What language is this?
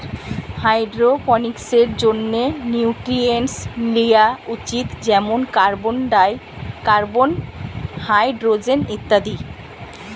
Bangla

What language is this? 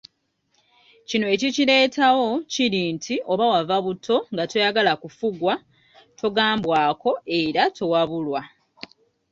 Ganda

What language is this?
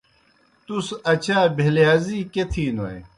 Kohistani Shina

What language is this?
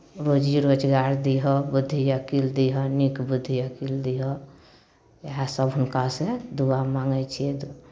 Maithili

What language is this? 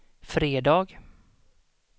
Swedish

